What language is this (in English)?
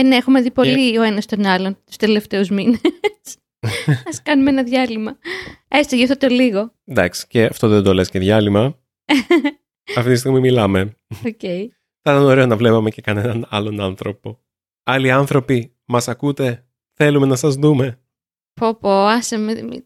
Greek